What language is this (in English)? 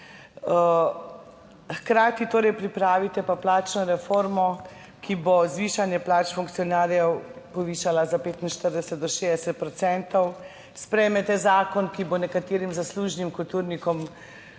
Slovenian